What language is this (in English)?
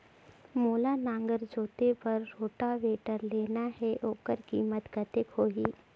Chhattisgarhi